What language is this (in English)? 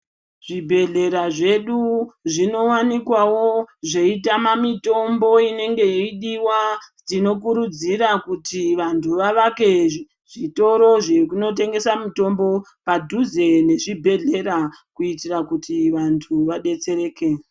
Ndau